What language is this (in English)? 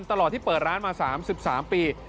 Thai